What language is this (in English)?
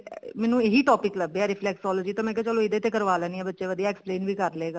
Punjabi